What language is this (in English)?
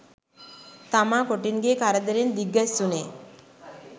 Sinhala